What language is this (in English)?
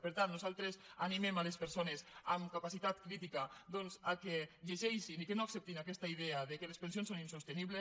Catalan